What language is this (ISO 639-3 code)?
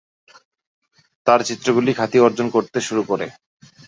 ben